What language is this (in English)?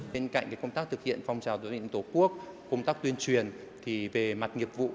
Vietnamese